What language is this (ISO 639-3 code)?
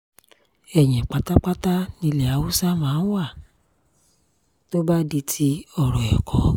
yor